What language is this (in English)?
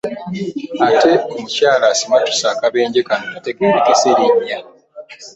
Ganda